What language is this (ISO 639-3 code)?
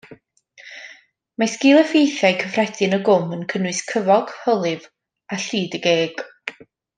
cym